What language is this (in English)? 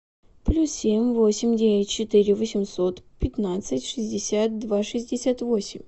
Russian